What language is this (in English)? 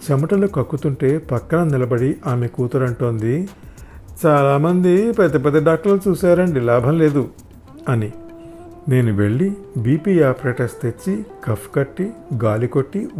Telugu